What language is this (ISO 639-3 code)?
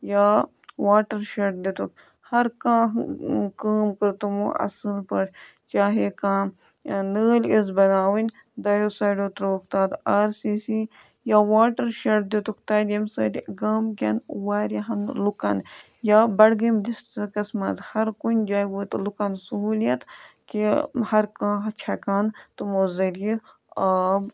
kas